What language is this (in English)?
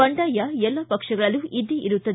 Kannada